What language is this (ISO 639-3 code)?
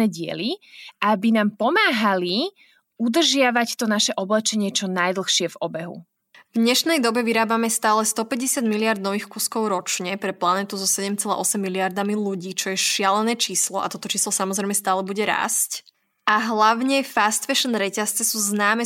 slk